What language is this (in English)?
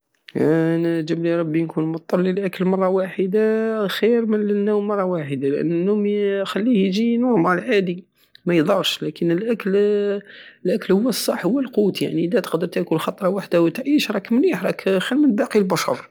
Algerian Saharan Arabic